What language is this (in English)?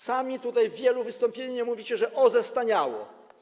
Polish